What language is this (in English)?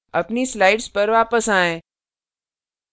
Hindi